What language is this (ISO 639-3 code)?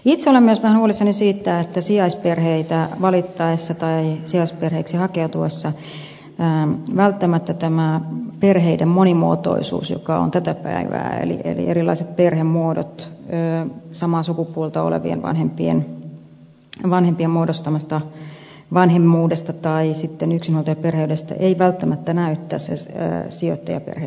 fin